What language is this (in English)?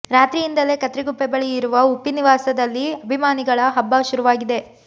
Kannada